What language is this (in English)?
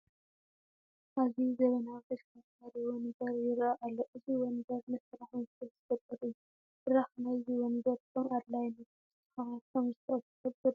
Tigrinya